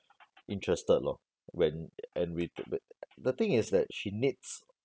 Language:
English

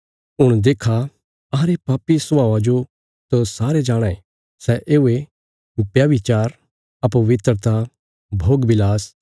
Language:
Bilaspuri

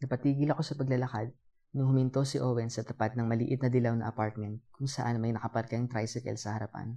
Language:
Filipino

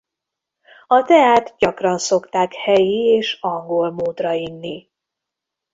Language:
Hungarian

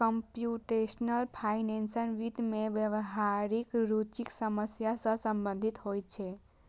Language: Maithili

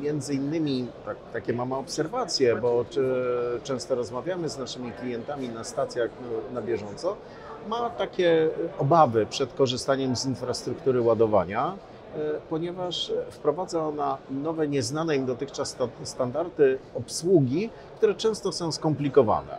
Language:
Polish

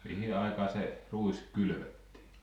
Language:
Finnish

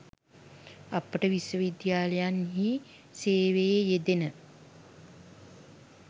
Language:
Sinhala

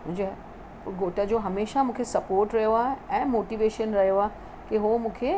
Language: Sindhi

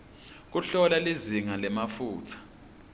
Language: Swati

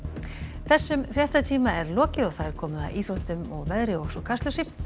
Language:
Icelandic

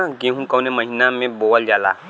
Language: Bhojpuri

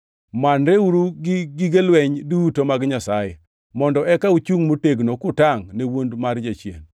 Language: Luo (Kenya and Tanzania)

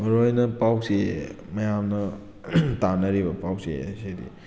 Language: Manipuri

